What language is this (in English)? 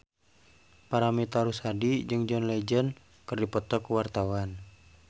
Sundanese